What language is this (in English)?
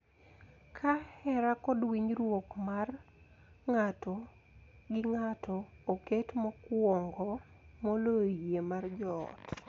Luo (Kenya and Tanzania)